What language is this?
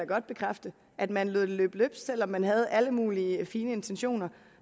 Danish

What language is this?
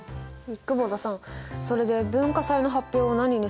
Japanese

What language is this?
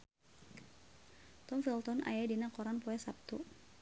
Sundanese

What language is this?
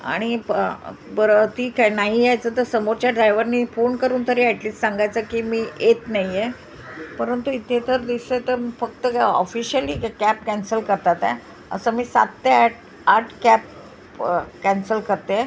Marathi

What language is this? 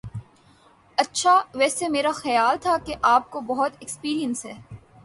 Urdu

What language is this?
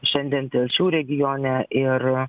Lithuanian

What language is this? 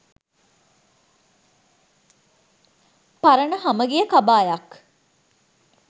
Sinhala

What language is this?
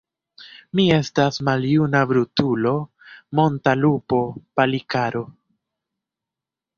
Esperanto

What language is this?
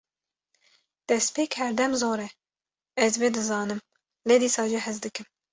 Kurdish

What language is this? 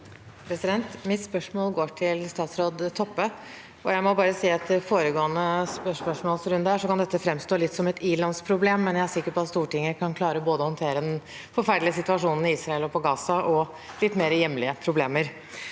Norwegian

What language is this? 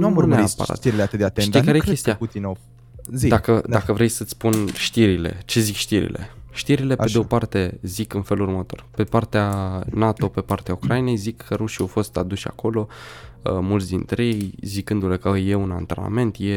Romanian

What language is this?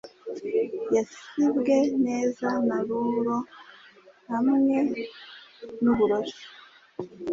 Kinyarwanda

